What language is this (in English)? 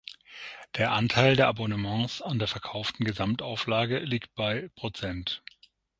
German